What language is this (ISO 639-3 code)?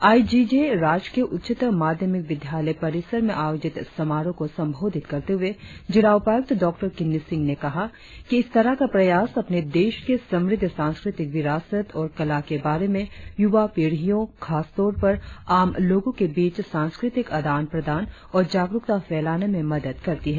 hin